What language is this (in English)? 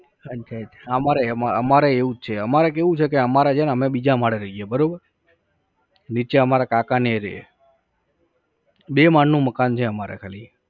Gujarati